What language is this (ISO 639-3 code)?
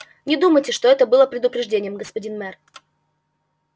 rus